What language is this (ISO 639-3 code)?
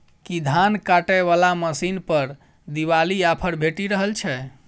mai